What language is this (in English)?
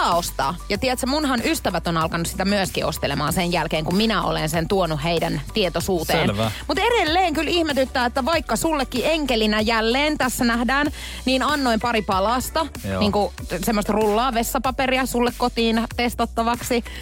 Finnish